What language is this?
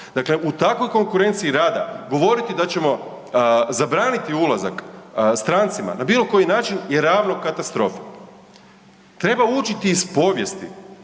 Croatian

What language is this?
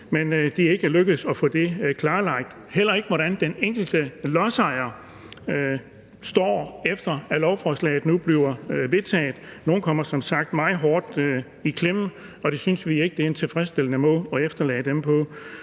Danish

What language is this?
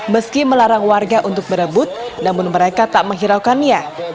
Indonesian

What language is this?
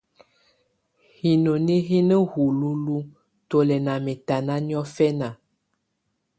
Tunen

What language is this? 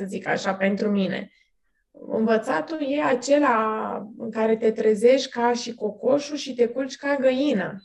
Romanian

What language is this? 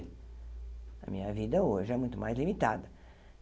Portuguese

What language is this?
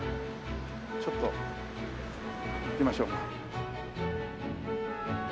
Japanese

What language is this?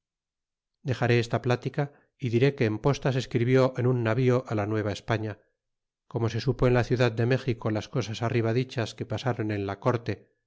Spanish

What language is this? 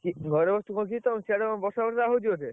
Odia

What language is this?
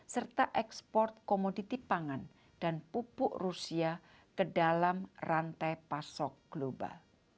Indonesian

